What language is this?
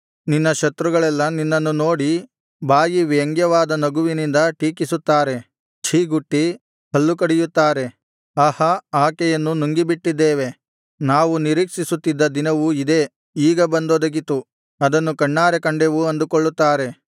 Kannada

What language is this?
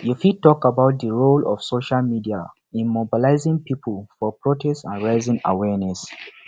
Nigerian Pidgin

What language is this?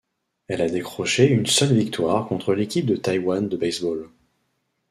French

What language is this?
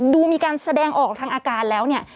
Thai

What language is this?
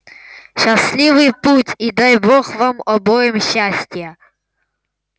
Russian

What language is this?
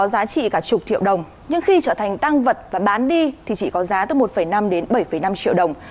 Vietnamese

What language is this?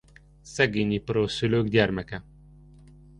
Hungarian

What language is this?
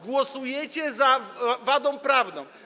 Polish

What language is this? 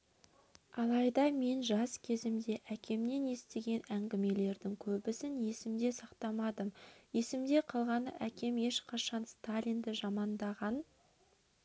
Kazakh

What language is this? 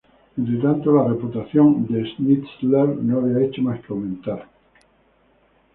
Spanish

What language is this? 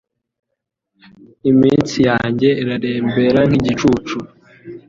Kinyarwanda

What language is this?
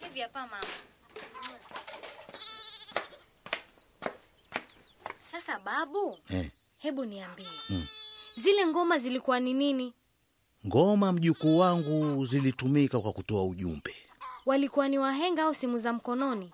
Swahili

